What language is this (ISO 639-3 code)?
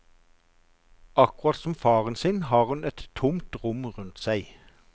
nor